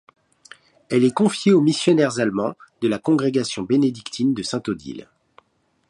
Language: French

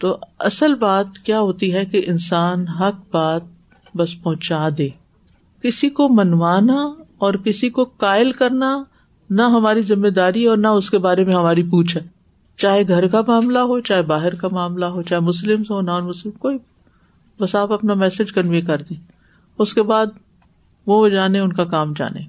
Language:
Urdu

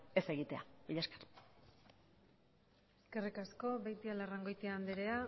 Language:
Basque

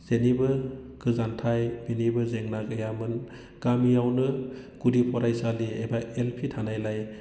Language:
Bodo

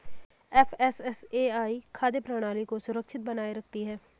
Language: Hindi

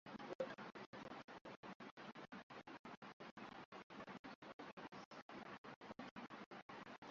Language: Swahili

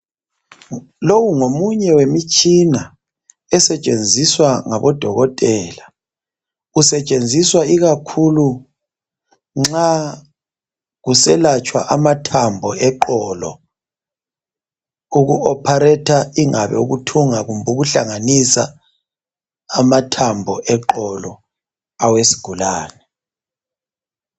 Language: North Ndebele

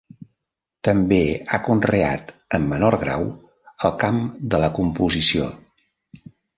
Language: Catalan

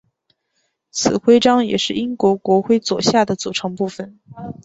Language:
Chinese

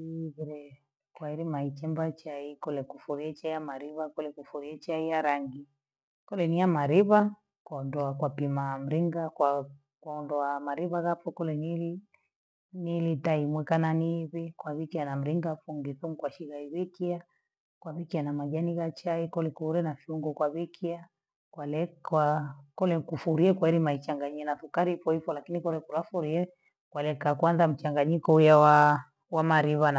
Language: Gweno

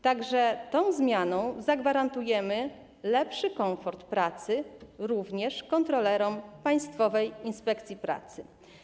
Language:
Polish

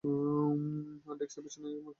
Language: Bangla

